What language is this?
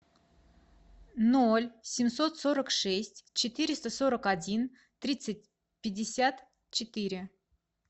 Russian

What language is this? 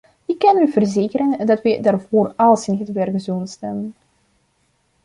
Dutch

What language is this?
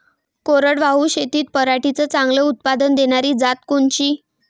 Marathi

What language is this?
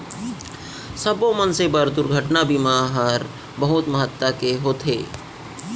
Chhattisgarhi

